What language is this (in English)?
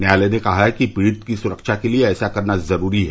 Hindi